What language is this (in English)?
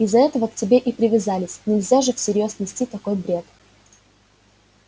Russian